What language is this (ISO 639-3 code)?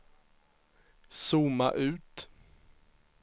swe